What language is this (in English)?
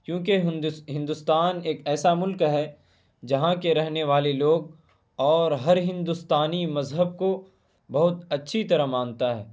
Urdu